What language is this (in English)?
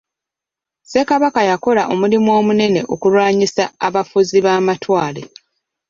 Ganda